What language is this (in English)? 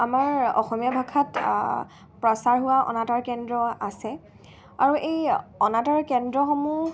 Assamese